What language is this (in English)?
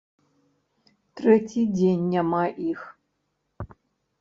Belarusian